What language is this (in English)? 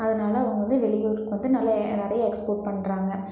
Tamil